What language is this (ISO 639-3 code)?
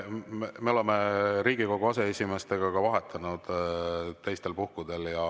est